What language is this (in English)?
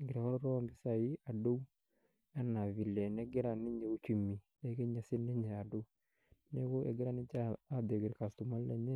Masai